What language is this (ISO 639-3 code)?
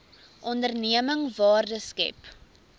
afr